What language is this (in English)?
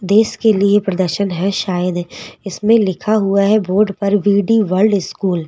Hindi